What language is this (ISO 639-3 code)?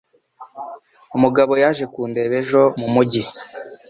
kin